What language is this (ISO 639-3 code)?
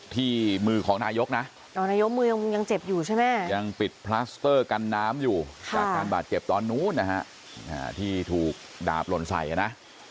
tha